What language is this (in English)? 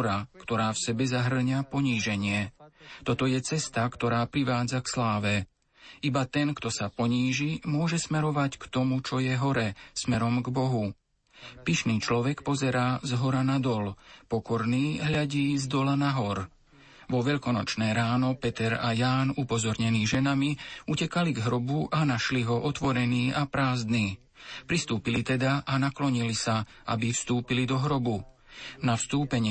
Slovak